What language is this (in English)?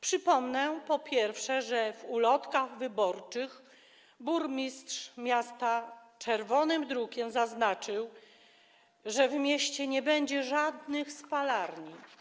Polish